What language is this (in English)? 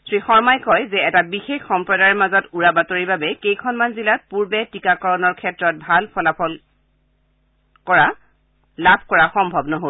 Assamese